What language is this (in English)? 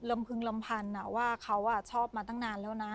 Thai